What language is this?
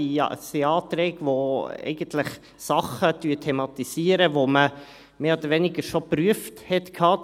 Swiss German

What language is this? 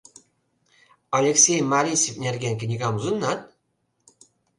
Mari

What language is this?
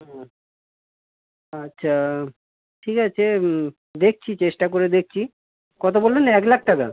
Bangla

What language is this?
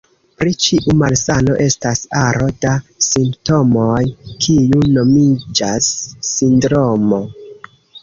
Esperanto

